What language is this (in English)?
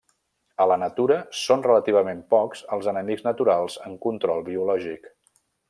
Catalan